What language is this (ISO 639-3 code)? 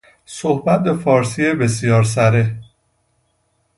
fas